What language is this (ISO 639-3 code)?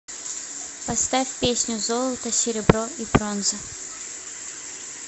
rus